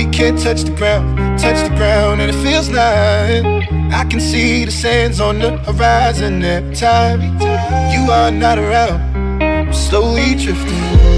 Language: English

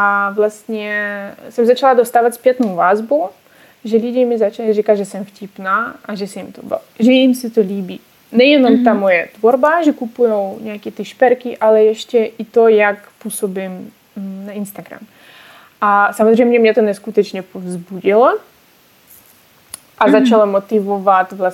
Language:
Czech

